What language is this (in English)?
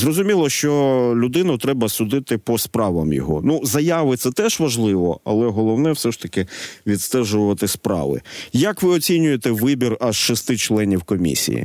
Ukrainian